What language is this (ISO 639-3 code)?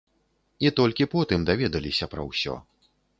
bel